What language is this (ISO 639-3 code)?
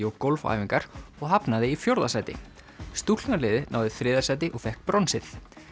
isl